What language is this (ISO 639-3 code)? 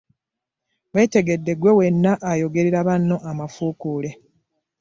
lug